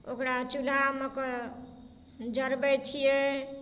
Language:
Maithili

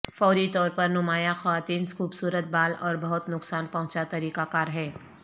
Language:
Urdu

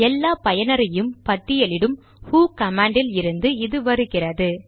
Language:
Tamil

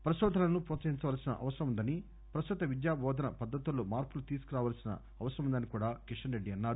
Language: Telugu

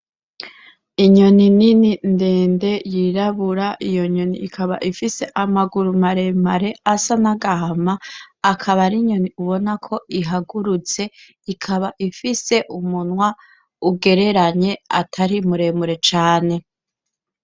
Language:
Rundi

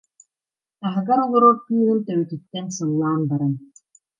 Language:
Yakut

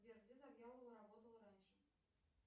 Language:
Russian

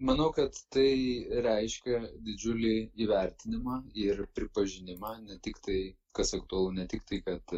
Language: Lithuanian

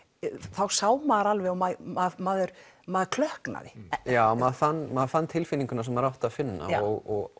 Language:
Icelandic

